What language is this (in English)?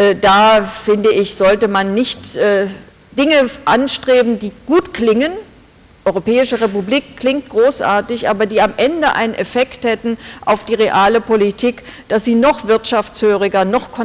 German